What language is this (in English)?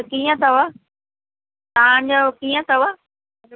Sindhi